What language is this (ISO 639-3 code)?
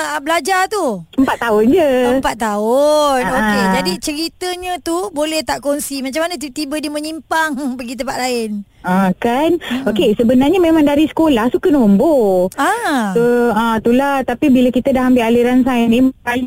msa